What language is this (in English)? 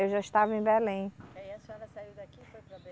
Portuguese